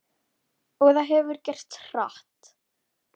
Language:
Icelandic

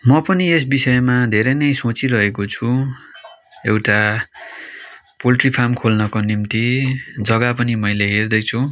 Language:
Nepali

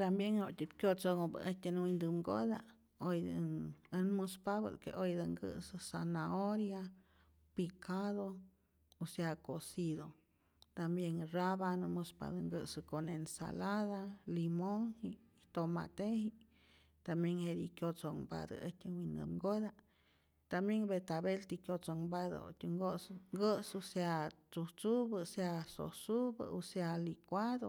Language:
Rayón Zoque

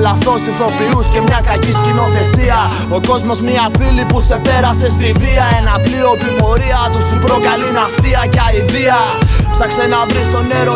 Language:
Greek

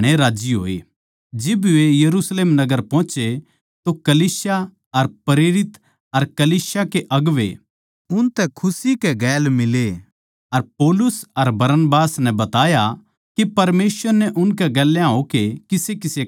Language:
Haryanvi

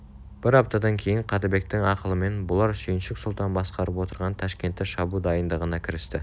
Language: Kazakh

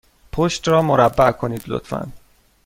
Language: Persian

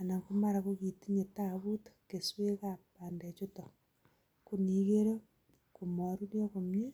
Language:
Kalenjin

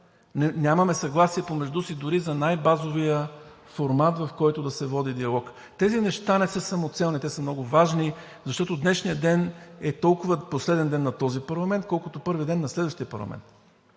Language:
Bulgarian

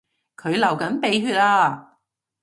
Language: Cantonese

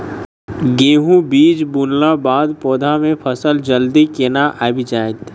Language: Maithili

